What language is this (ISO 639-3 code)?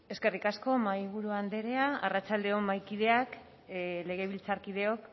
eus